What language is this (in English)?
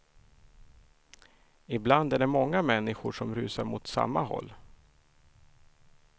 Swedish